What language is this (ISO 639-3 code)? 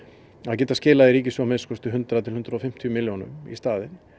isl